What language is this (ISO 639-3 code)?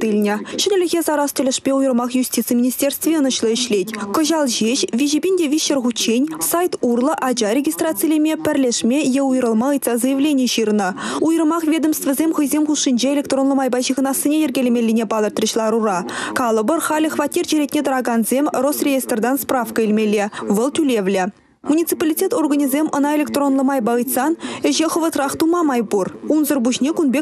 rus